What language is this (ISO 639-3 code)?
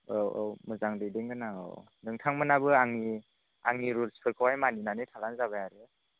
brx